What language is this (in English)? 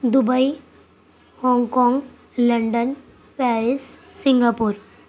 Urdu